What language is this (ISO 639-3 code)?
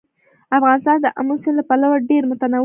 pus